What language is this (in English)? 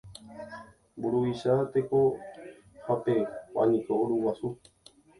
Guarani